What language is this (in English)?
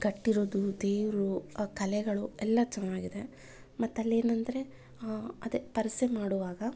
Kannada